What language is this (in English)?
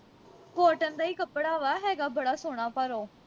Punjabi